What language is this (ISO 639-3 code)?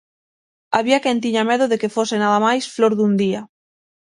glg